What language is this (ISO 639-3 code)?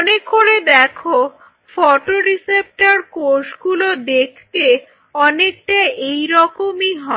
ben